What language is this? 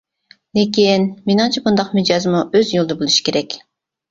Uyghur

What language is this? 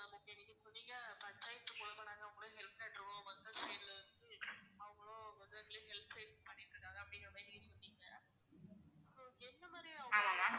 Tamil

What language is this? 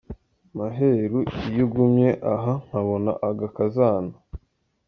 Kinyarwanda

